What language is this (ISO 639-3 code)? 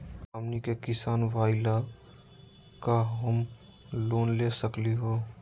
mag